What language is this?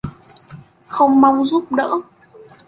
Vietnamese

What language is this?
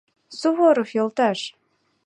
Mari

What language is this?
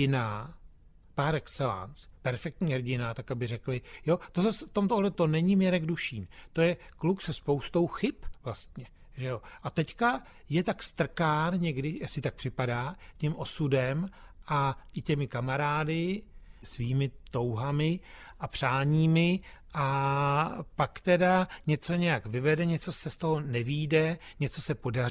Czech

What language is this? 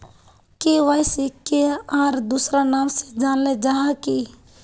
Magahi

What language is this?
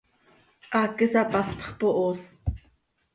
Seri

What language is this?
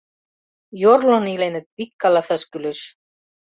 Mari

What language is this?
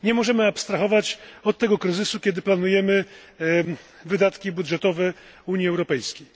Polish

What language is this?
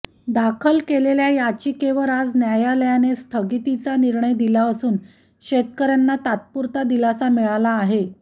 Marathi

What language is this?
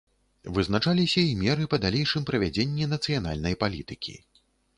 Belarusian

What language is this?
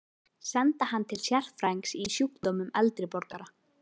Icelandic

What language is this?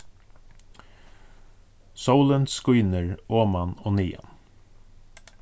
Faroese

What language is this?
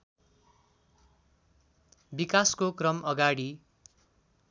Nepali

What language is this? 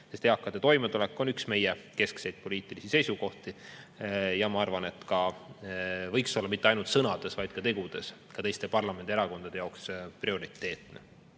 Estonian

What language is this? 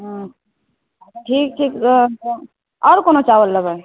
Maithili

